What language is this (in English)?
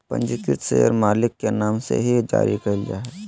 Magahi